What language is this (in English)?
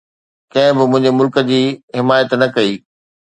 Sindhi